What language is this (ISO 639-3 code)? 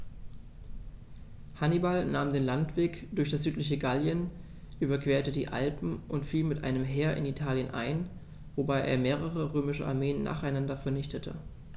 deu